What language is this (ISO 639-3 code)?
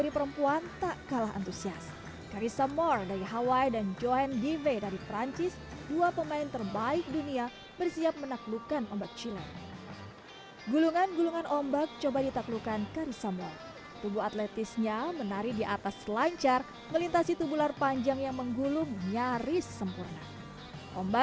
ind